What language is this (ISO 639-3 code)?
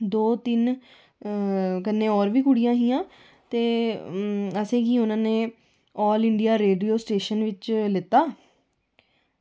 doi